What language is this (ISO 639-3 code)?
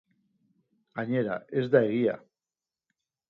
eus